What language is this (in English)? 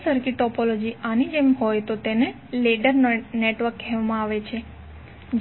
Gujarati